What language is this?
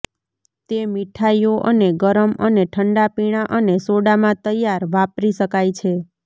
Gujarati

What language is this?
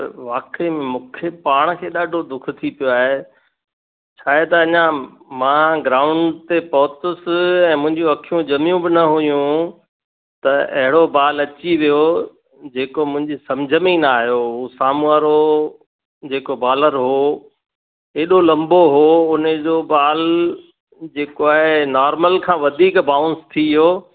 Sindhi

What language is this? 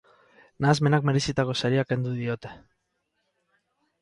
Basque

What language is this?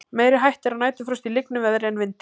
Icelandic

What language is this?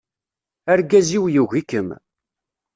Kabyle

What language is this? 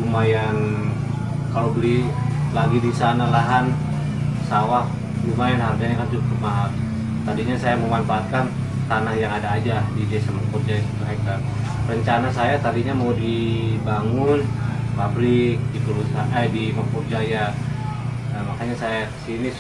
Indonesian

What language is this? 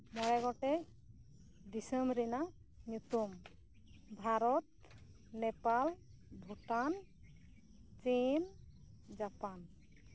Santali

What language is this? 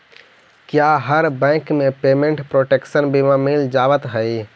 Magahi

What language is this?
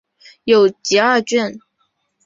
Chinese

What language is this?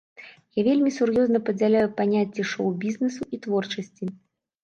Belarusian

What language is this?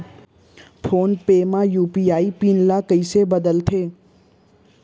Chhattisgarhi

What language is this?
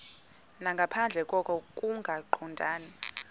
Xhosa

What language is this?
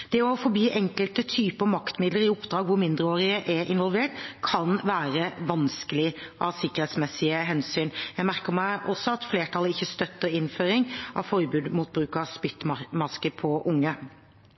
Norwegian Bokmål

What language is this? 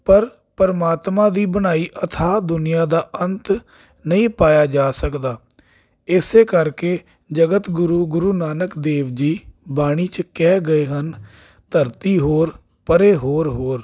Punjabi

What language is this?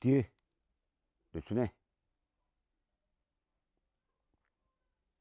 Awak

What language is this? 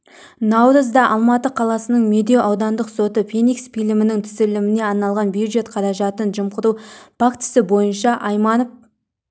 Kazakh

